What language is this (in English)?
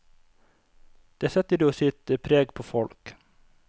Norwegian